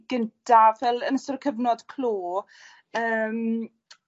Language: Welsh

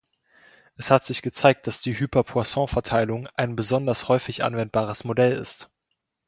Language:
German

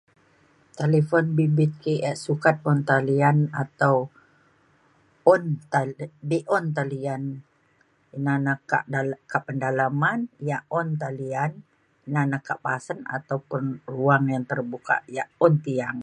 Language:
Mainstream Kenyah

